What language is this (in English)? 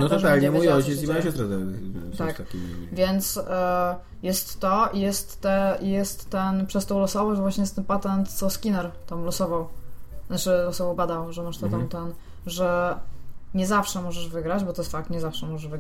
Polish